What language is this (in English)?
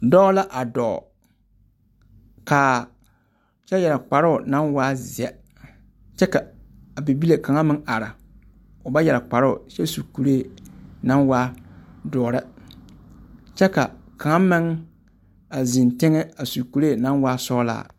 Southern Dagaare